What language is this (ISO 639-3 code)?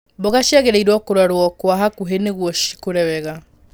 kik